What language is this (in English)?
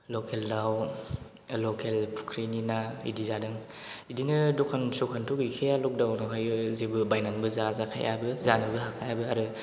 Bodo